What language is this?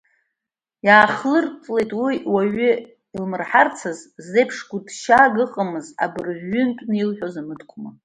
Abkhazian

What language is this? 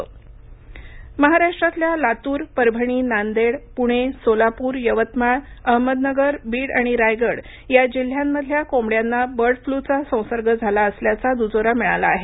Marathi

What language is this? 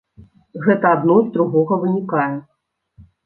Belarusian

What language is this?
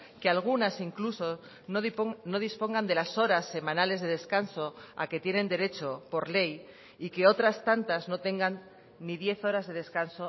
Spanish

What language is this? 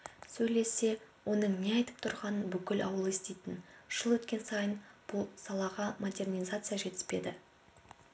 Kazakh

